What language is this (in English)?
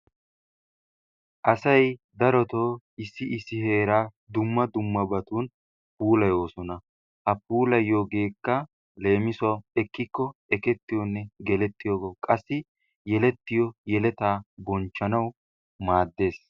Wolaytta